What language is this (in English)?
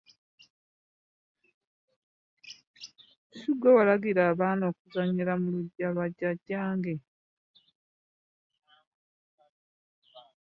Ganda